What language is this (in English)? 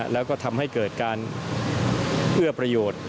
Thai